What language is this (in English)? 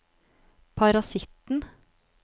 Norwegian